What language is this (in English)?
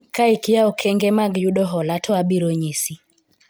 Luo (Kenya and Tanzania)